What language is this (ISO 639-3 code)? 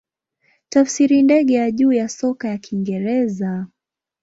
swa